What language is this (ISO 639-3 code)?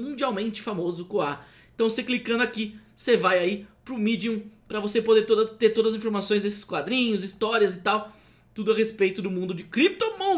por